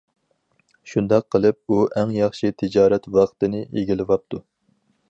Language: Uyghur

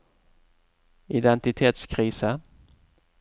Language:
Norwegian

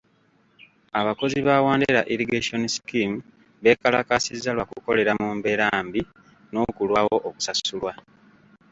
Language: Ganda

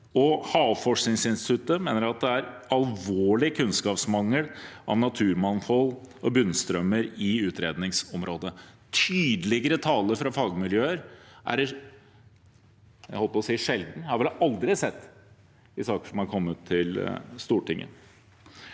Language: Norwegian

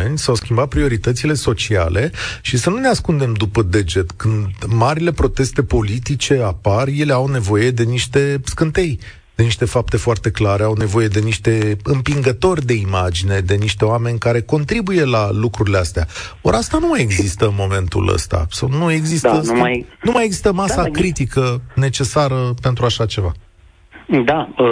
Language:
Romanian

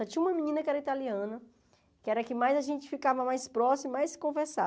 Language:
Portuguese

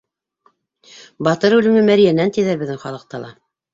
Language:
Bashkir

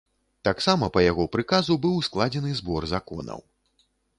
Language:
Belarusian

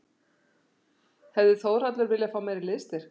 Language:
Icelandic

